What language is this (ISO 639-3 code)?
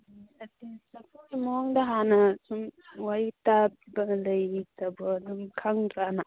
mni